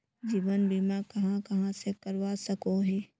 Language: Magahi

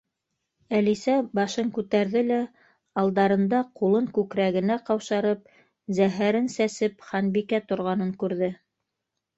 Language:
Bashkir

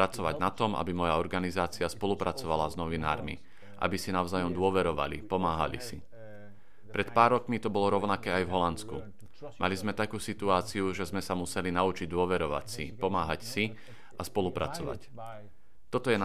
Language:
Slovak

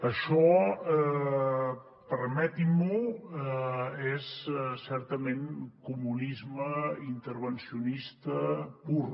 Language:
Catalan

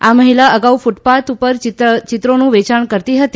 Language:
Gujarati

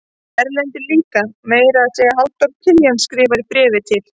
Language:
Icelandic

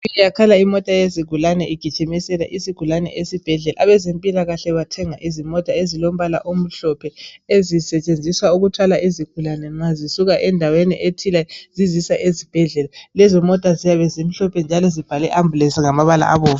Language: North Ndebele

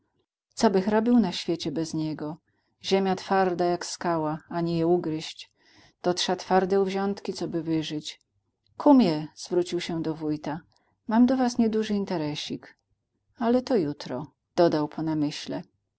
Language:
Polish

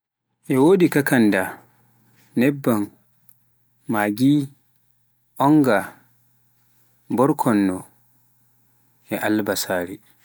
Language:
Pular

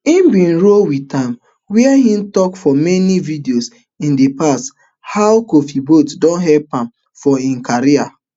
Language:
Nigerian Pidgin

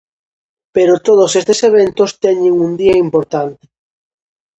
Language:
Galician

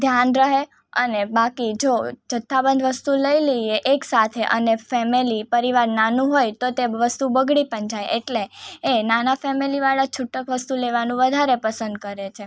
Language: Gujarati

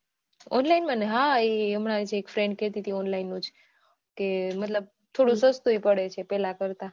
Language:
Gujarati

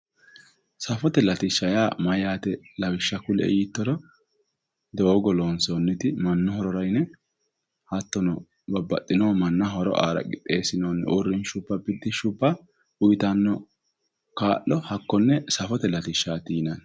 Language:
Sidamo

